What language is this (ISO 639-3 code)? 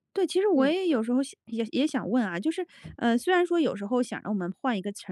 zho